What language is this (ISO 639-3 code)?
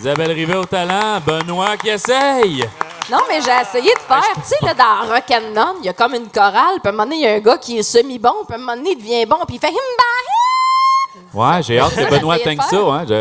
fra